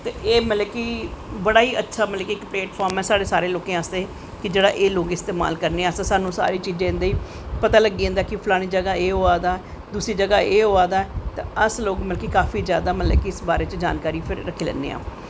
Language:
Dogri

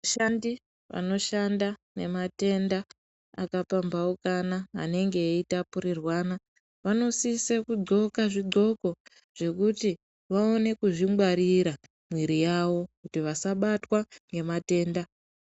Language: Ndau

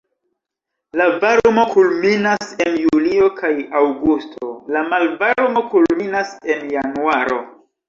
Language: Esperanto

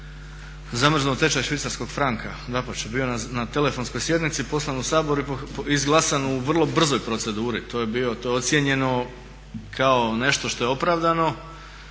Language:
Croatian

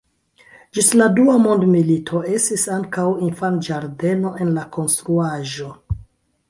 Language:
Esperanto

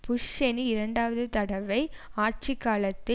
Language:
Tamil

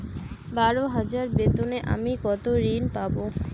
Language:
Bangla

